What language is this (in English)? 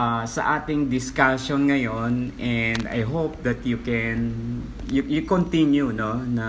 Filipino